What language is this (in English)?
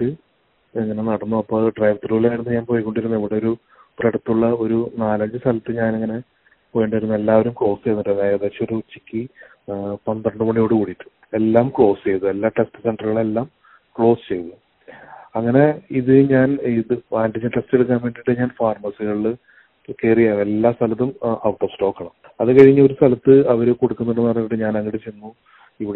Malayalam